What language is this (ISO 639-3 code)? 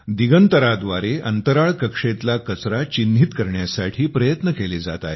mar